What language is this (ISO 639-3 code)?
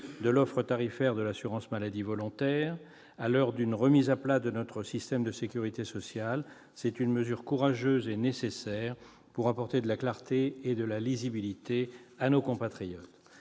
fra